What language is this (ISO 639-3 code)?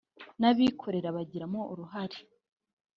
kin